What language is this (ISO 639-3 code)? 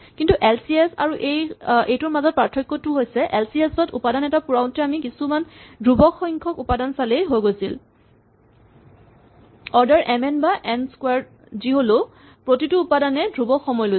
asm